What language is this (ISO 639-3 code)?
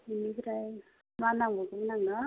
brx